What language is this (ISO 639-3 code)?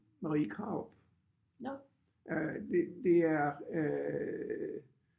dan